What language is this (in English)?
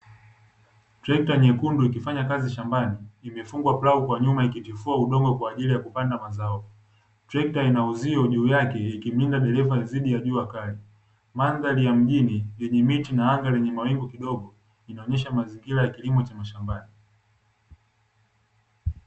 Swahili